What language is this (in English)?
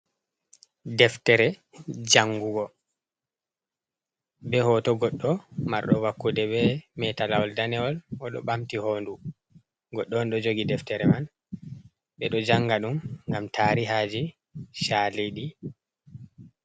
Fula